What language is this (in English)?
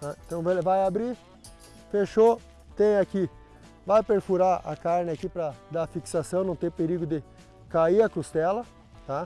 Portuguese